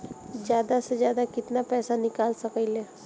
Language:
Bhojpuri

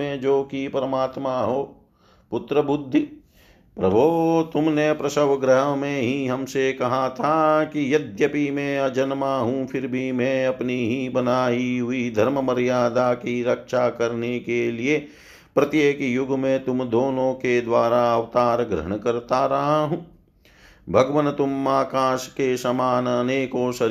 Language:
Hindi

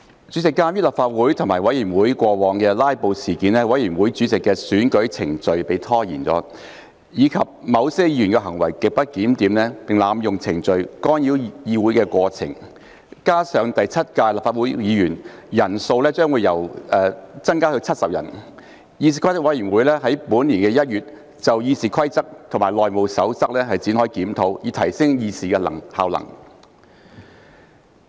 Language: Cantonese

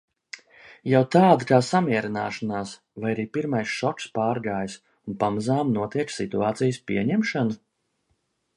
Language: Latvian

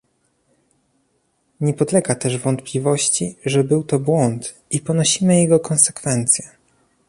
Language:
Polish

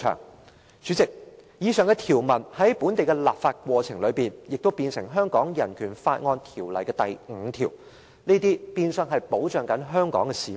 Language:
Cantonese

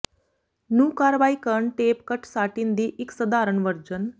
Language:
Punjabi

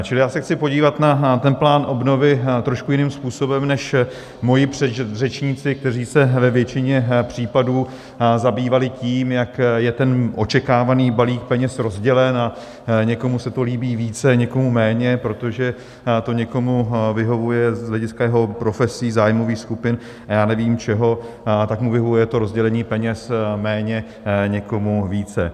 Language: Czech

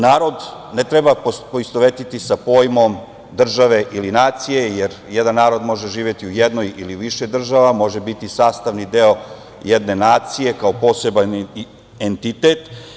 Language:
Serbian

